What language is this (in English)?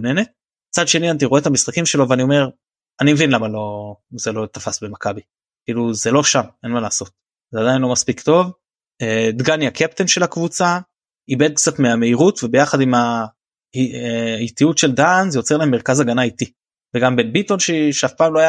Hebrew